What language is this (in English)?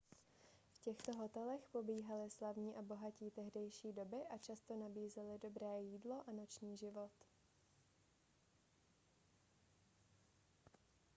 Czech